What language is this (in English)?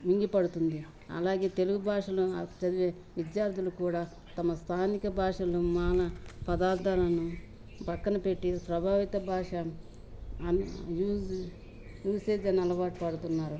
Telugu